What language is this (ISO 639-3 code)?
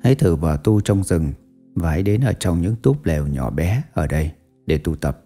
vie